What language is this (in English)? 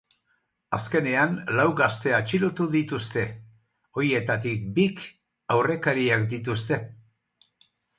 Basque